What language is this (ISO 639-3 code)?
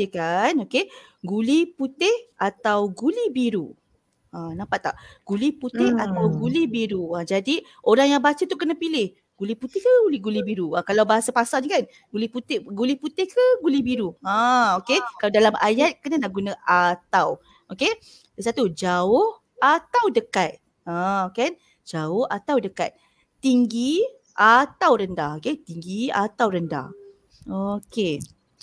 msa